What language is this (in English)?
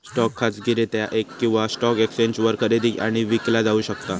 Marathi